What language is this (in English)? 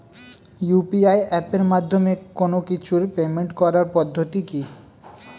Bangla